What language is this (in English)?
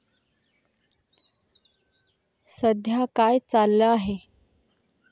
Marathi